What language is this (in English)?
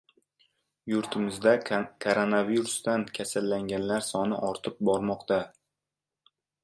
Uzbek